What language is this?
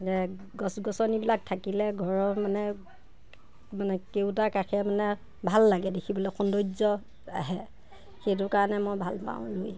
Assamese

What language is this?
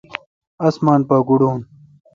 Kalkoti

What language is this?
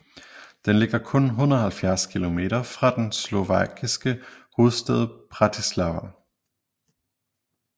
Danish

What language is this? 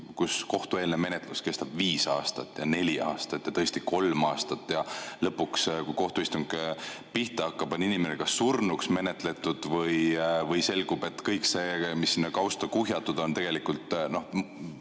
Estonian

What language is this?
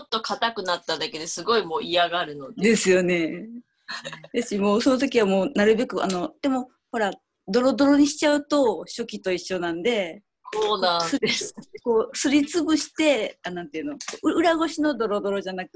Japanese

